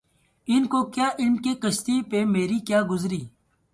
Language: Urdu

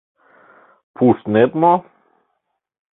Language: Mari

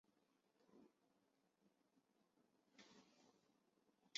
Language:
Chinese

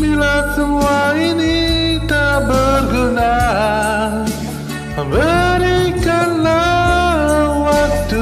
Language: Indonesian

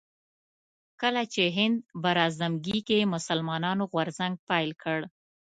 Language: Pashto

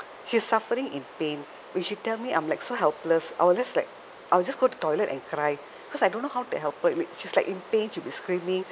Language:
English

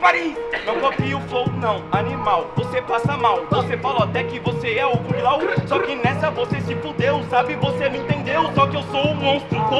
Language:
Portuguese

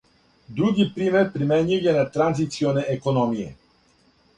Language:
Serbian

